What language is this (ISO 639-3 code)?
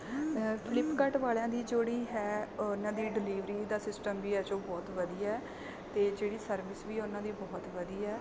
pan